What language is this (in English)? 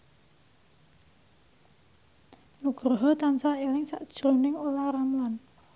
Javanese